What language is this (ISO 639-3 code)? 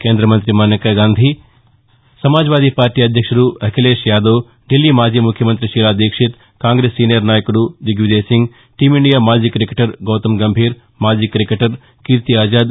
tel